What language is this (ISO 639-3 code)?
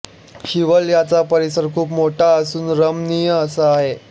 mar